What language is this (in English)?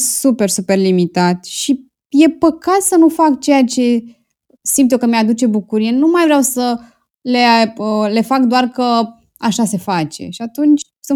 Romanian